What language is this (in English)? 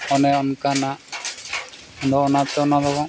Santali